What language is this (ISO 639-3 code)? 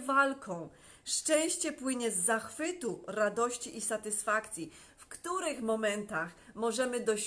pol